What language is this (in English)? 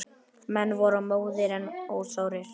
Icelandic